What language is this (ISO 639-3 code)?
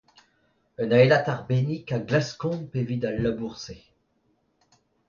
bre